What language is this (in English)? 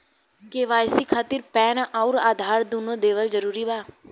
Bhojpuri